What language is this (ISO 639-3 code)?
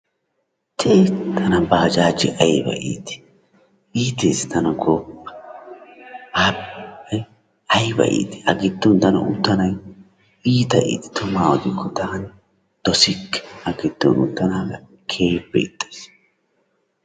wal